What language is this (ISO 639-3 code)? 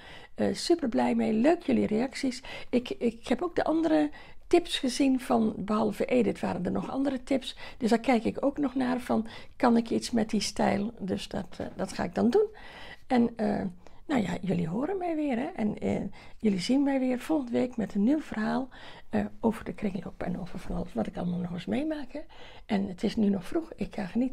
nld